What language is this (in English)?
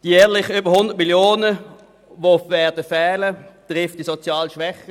Swiss German